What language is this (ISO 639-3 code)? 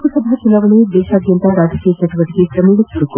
kan